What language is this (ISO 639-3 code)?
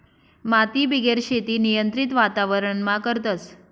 mar